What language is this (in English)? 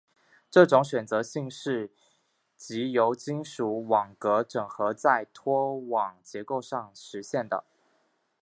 Chinese